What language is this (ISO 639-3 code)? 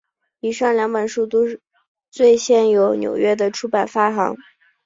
zho